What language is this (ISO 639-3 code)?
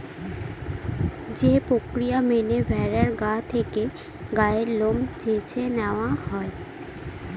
ben